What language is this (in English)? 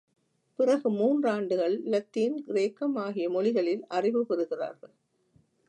Tamil